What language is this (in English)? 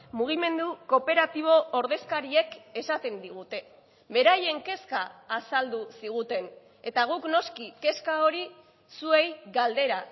Basque